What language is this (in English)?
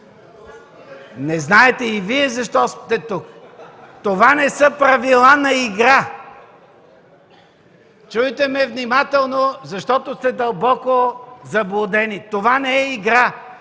Bulgarian